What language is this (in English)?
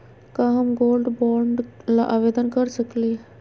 Magahi